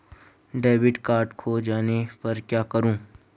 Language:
Hindi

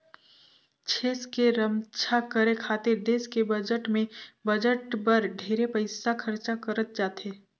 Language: Chhattisgarhi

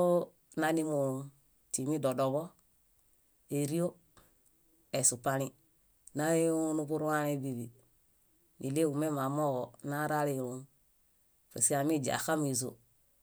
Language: Bayot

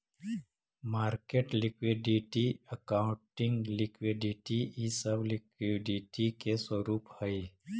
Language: Magahi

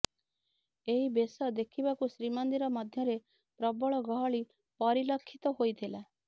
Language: Odia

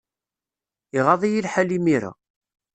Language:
Kabyle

